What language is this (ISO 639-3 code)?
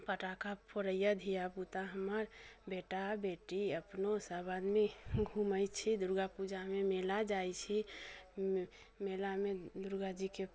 mai